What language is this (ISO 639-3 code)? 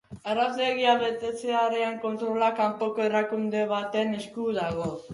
eus